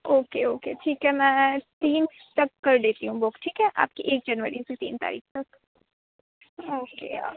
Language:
Urdu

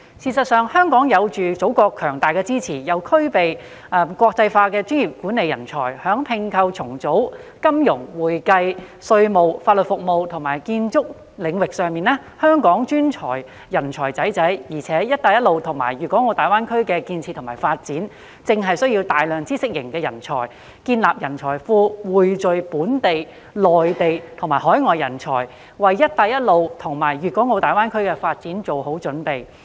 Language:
Cantonese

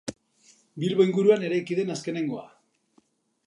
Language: Basque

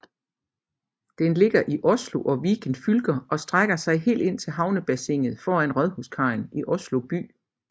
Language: Danish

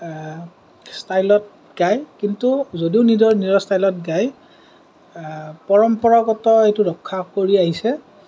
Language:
Assamese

